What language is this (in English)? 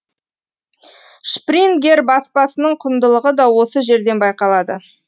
Kazakh